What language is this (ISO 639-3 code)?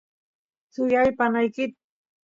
qus